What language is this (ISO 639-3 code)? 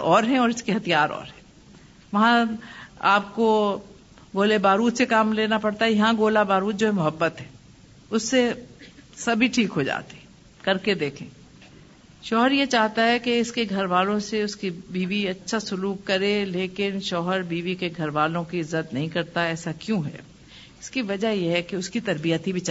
urd